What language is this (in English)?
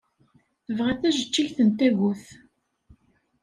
Kabyle